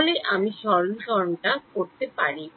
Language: Bangla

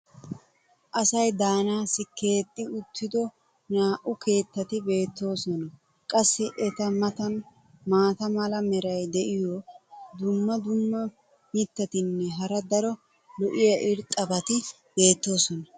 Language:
Wolaytta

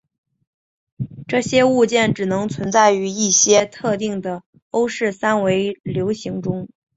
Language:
Chinese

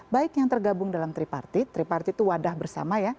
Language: Indonesian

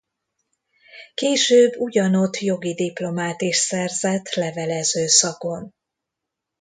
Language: Hungarian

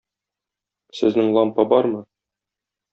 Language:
Tatar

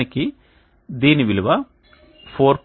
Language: Telugu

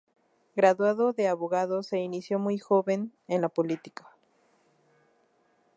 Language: Spanish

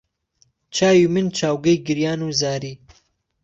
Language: Central Kurdish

